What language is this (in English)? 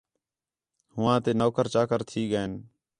Khetrani